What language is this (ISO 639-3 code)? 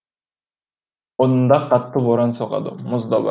kaz